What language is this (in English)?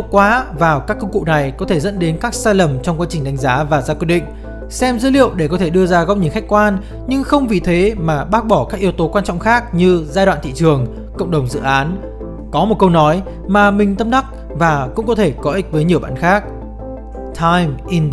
Vietnamese